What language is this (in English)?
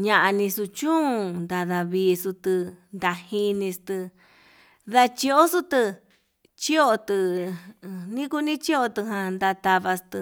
Yutanduchi Mixtec